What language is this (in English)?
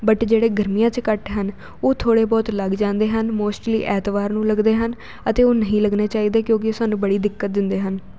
Punjabi